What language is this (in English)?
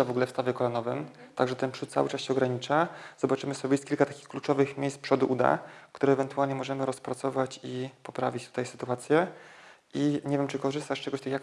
Polish